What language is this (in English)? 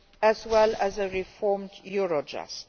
English